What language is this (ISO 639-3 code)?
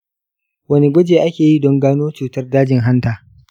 hau